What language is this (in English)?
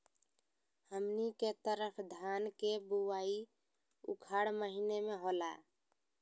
Magahi